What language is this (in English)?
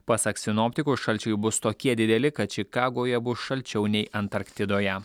Lithuanian